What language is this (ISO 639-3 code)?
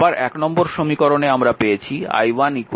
ben